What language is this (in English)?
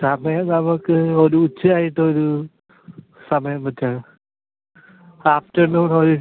Malayalam